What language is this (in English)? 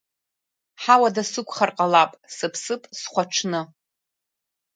Abkhazian